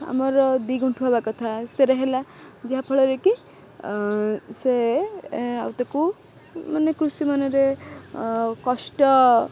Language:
Odia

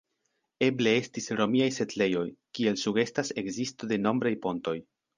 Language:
Esperanto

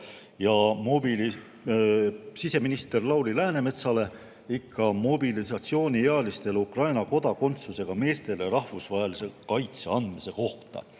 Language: Estonian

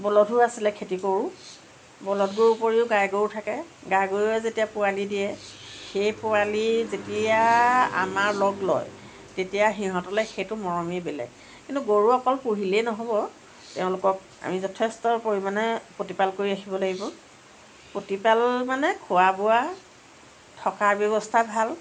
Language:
Assamese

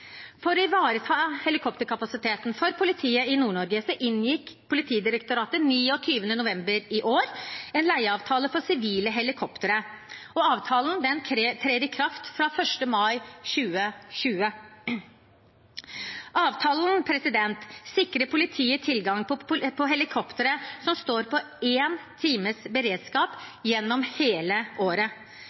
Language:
Norwegian Bokmål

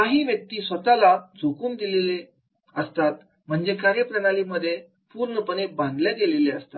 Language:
Marathi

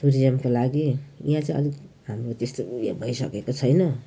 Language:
Nepali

